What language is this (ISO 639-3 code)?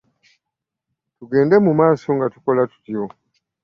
lug